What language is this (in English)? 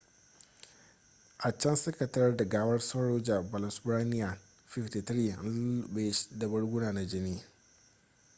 Hausa